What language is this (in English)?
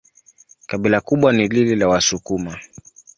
Swahili